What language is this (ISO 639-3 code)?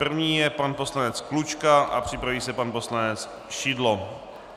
ces